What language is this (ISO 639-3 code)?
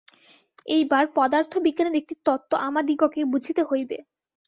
ben